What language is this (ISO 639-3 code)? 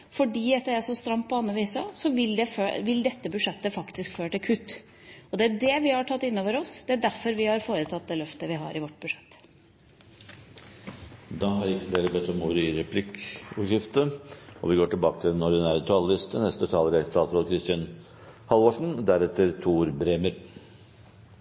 nor